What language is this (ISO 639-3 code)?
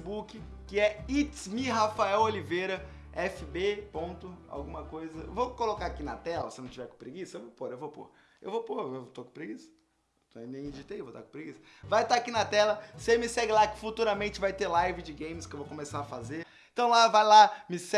por